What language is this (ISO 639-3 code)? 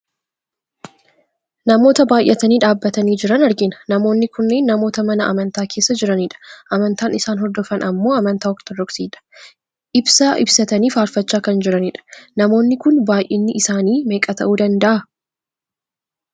orm